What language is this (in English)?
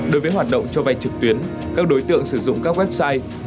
Vietnamese